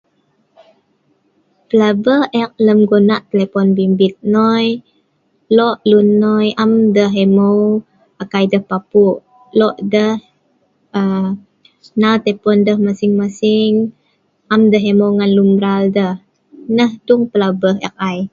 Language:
Sa'ban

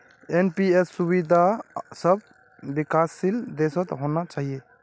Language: Magahi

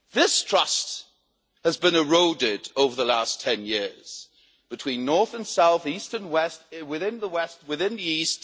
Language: English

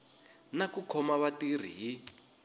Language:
Tsonga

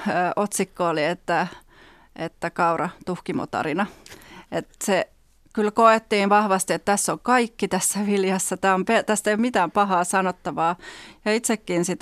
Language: Finnish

